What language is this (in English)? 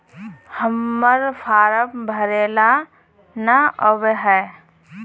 Magahi